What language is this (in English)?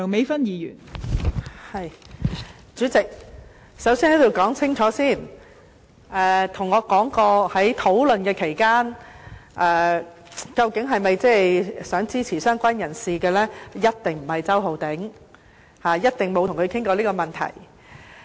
Cantonese